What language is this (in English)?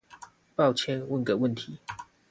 Chinese